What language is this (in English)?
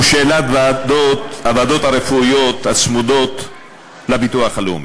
Hebrew